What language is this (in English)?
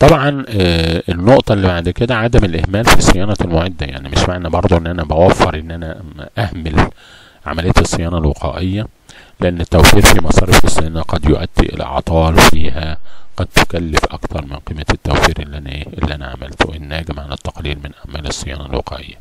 Arabic